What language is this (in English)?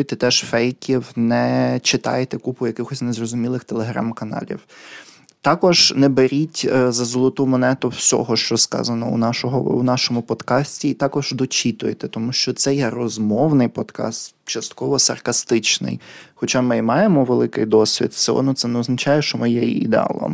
Ukrainian